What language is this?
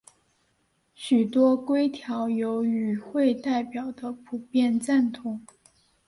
Chinese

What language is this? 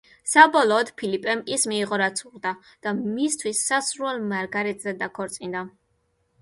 Georgian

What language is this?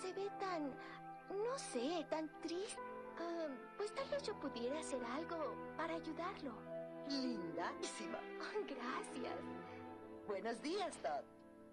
Spanish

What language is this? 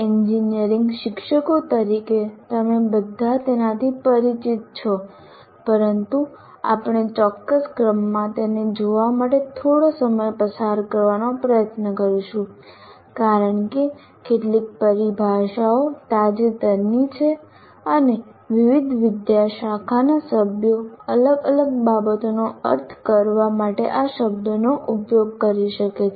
Gujarati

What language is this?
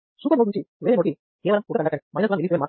Telugu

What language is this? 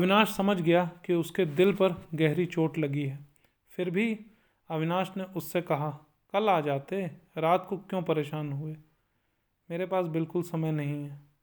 Hindi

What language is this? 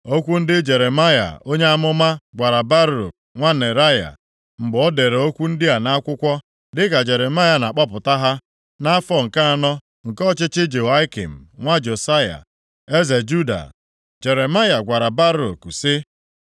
Igbo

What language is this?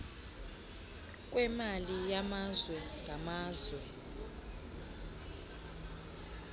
Xhosa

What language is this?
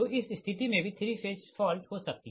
Hindi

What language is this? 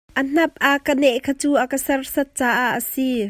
Hakha Chin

